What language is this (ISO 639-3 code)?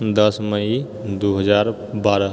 mai